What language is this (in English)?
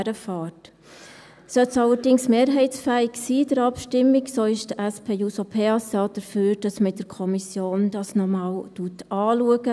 Swiss German